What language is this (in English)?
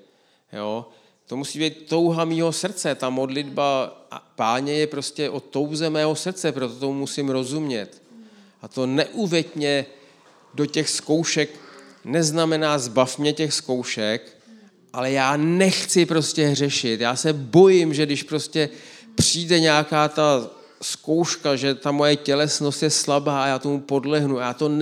Czech